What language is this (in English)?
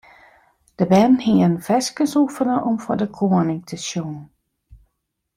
Western Frisian